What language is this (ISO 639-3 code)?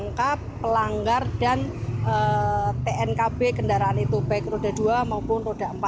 ind